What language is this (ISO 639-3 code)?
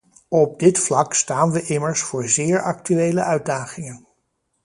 nld